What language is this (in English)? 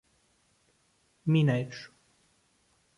Portuguese